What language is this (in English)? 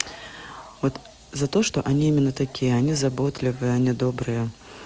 Russian